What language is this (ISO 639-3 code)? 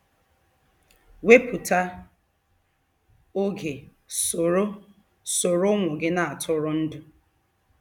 ibo